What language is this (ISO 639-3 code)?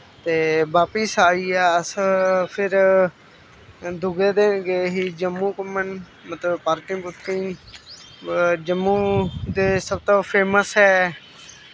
doi